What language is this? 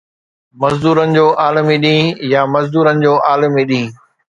Sindhi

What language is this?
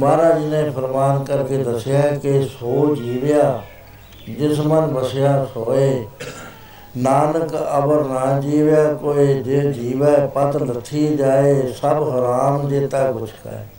Punjabi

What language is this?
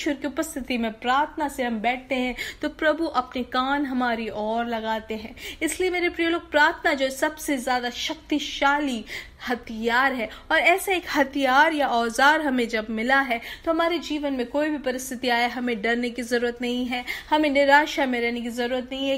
Hindi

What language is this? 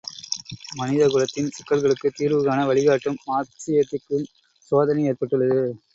Tamil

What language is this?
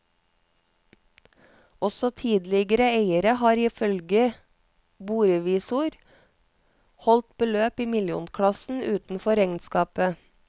Norwegian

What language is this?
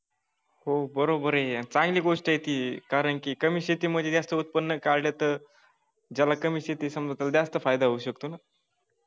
Marathi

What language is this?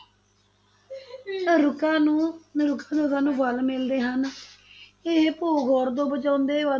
Punjabi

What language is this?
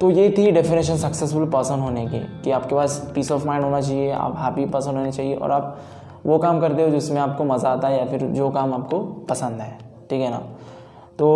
Hindi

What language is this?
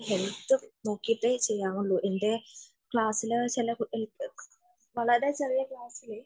Malayalam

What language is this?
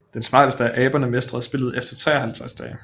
Danish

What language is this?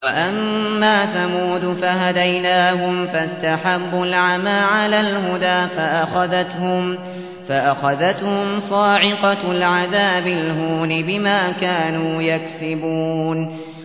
Arabic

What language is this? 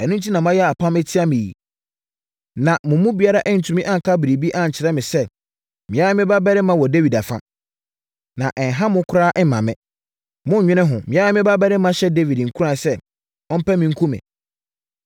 Akan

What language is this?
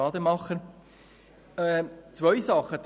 Swiss German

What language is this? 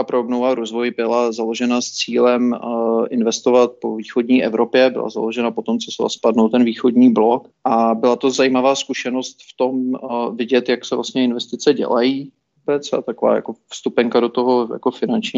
Czech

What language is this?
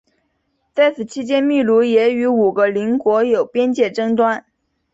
Chinese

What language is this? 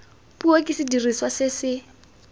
Tswana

